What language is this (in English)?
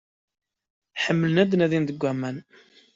Kabyle